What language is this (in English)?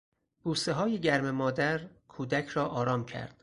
Persian